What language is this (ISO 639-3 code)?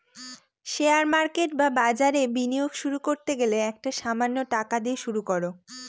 ben